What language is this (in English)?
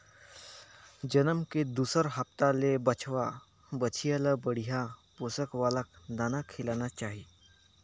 Chhattisgarhi